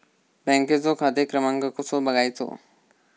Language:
Marathi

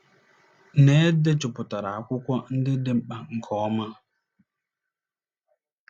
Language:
Igbo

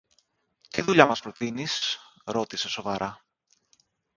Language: Greek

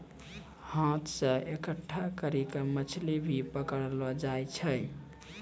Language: Maithili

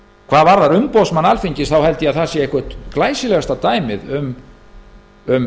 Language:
Icelandic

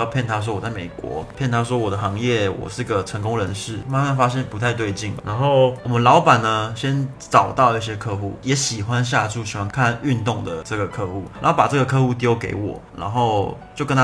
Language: Chinese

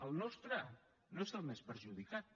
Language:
Catalan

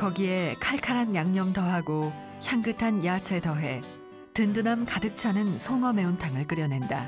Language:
Korean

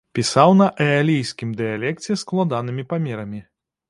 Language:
Belarusian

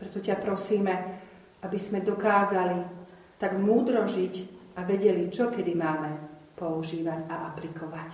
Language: Slovak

